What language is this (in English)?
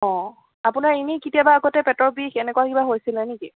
Assamese